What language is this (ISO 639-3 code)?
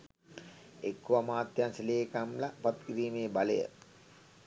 sin